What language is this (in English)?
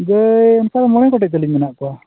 Santali